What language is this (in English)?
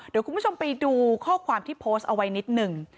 Thai